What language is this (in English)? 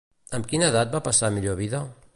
Catalan